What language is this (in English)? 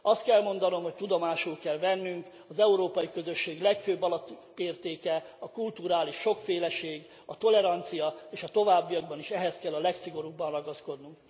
Hungarian